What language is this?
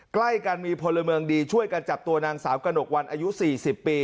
Thai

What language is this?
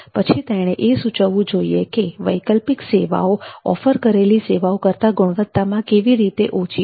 Gujarati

